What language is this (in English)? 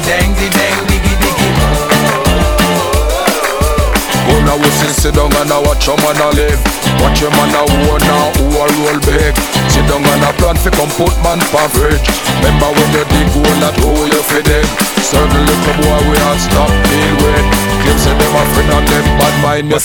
Hungarian